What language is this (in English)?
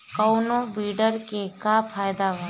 Bhojpuri